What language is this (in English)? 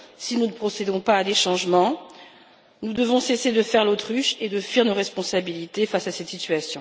French